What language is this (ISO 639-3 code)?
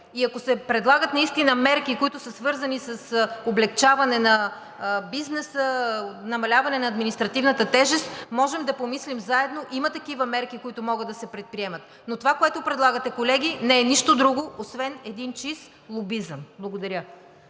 bul